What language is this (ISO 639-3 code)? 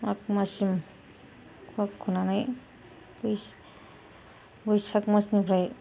brx